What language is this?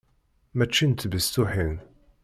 Kabyle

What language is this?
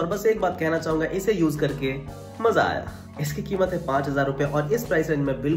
Hindi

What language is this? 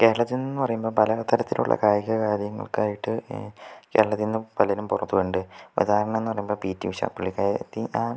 Malayalam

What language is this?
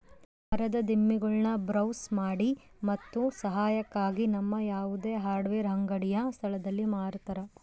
Kannada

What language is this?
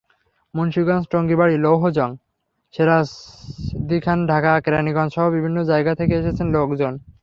Bangla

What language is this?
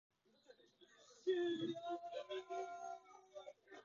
Japanese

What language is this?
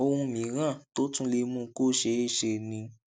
Yoruba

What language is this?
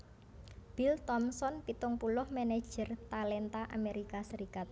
Javanese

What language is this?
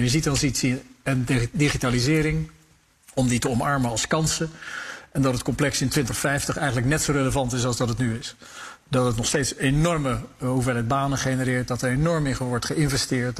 Dutch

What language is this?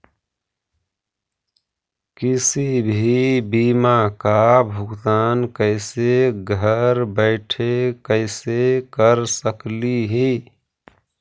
Magahi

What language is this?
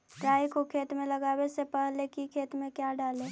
Magahi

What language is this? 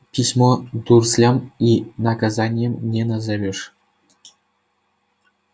Russian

